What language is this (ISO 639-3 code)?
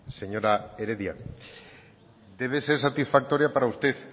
spa